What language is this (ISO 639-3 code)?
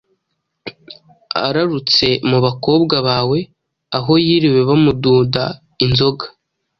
kin